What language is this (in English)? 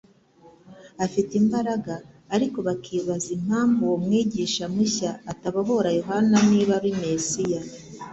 Kinyarwanda